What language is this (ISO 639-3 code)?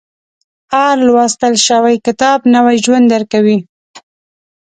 pus